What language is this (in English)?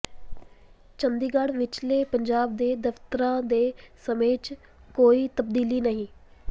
Punjabi